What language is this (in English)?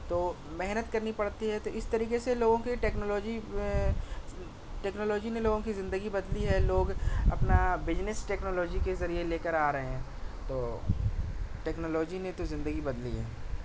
Urdu